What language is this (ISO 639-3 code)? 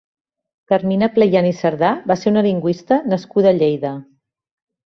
cat